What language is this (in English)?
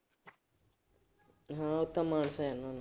Punjabi